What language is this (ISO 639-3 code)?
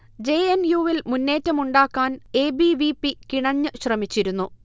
mal